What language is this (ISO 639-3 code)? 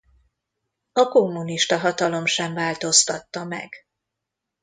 hun